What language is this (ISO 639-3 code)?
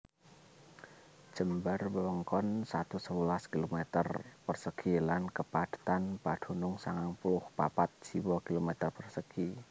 jav